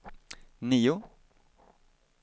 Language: Swedish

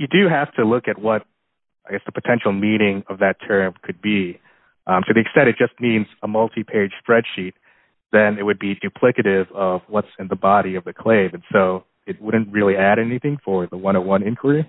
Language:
English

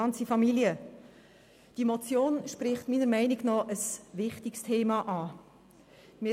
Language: Swiss German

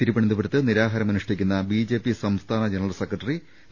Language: Malayalam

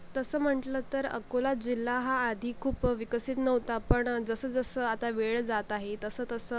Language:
Marathi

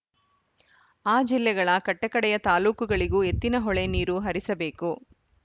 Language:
Kannada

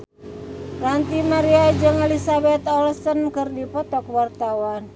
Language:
Sundanese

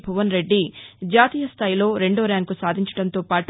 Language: Telugu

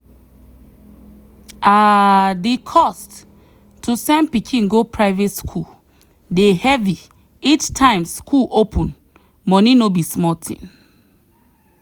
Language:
Nigerian Pidgin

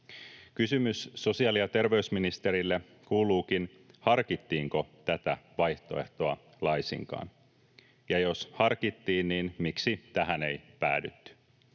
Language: Finnish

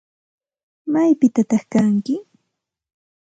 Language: Santa Ana de Tusi Pasco Quechua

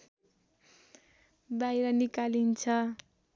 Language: Nepali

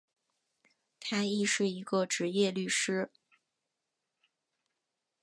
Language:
Chinese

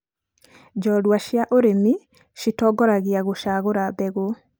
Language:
Kikuyu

